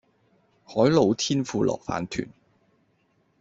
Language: Cantonese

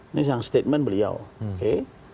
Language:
Indonesian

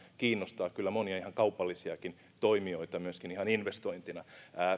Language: Finnish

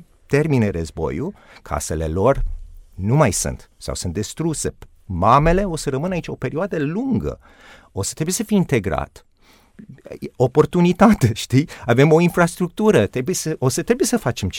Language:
Romanian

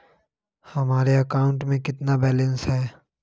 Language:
Magahi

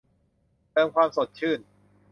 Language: Thai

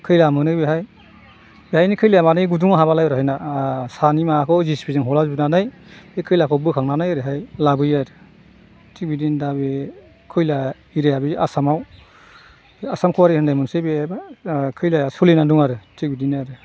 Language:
Bodo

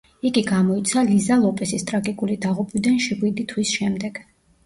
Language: Georgian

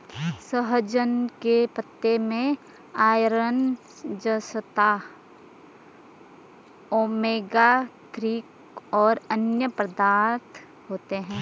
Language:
Hindi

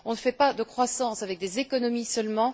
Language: French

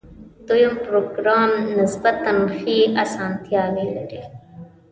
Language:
Pashto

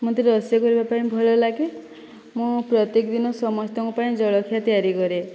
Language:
Odia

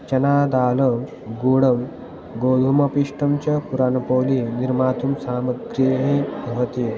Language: Sanskrit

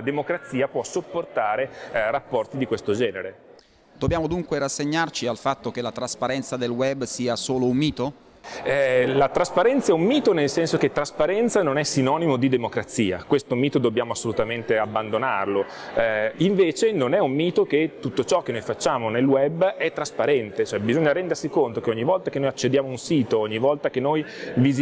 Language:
Italian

